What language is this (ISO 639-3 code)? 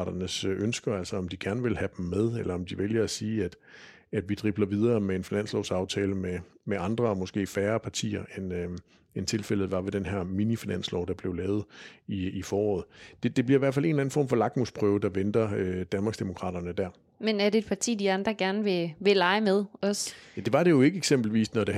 dan